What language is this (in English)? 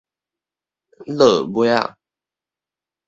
Min Nan Chinese